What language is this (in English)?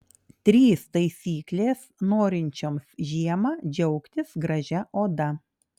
Lithuanian